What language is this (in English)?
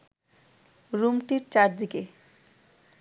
Bangla